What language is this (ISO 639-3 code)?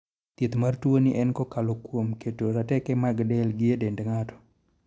luo